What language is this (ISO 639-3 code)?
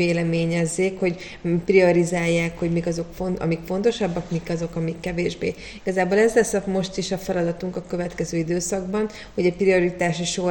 hun